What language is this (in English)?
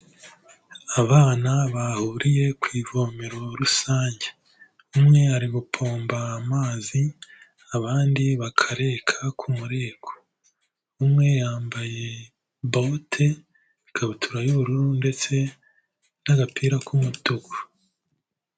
Kinyarwanda